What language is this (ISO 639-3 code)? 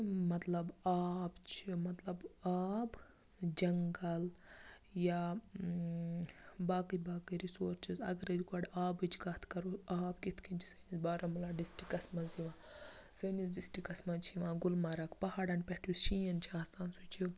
kas